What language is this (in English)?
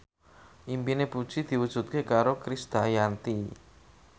Javanese